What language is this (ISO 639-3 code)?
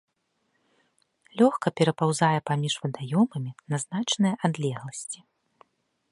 bel